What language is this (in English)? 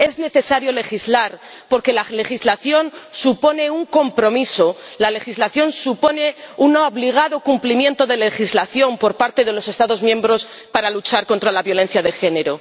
Spanish